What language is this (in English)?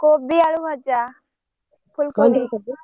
Odia